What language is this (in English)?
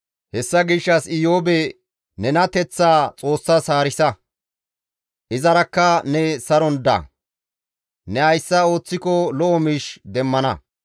Gamo